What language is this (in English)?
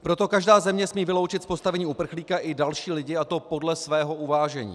Czech